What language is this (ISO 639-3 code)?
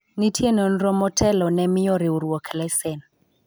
luo